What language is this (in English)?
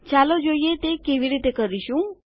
Gujarati